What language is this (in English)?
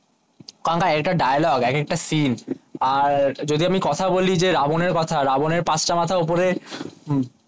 Bangla